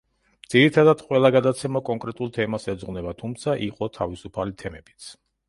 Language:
Georgian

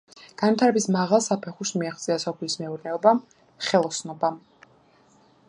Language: Georgian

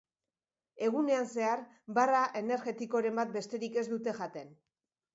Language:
Basque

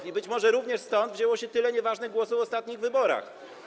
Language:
Polish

